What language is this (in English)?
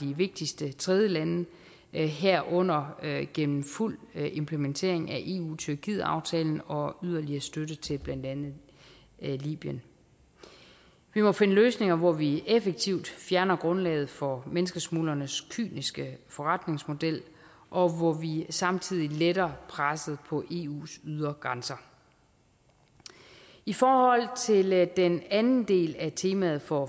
Danish